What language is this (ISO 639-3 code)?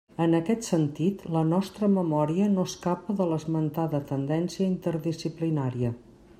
cat